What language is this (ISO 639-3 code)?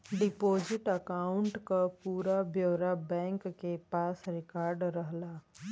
bho